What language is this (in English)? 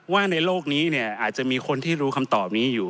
Thai